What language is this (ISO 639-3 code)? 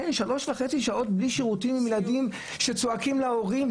heb